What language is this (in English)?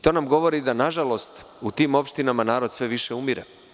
Serbian